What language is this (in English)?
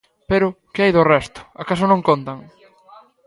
Galician